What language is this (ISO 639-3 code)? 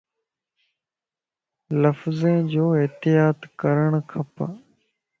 lss